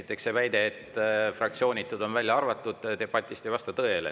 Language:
Estonian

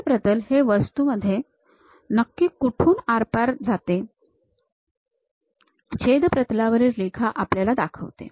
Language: Marathi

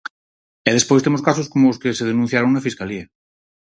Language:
Galician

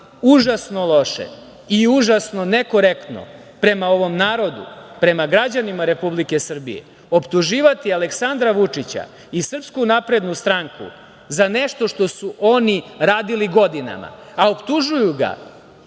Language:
Serbian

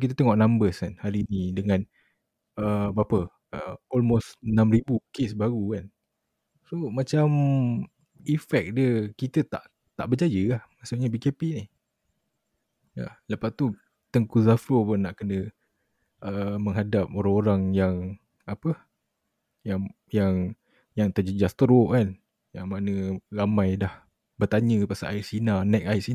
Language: Malay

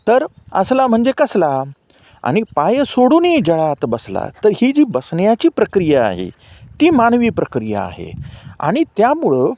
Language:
Marathi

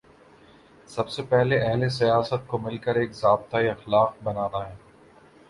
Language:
Urdu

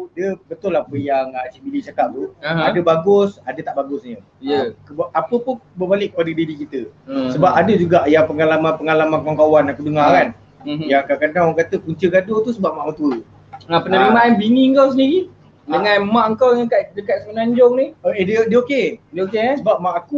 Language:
Malay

